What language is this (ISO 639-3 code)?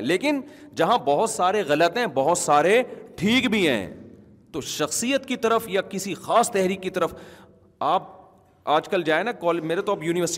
urd